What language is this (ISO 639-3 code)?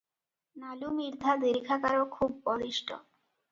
ori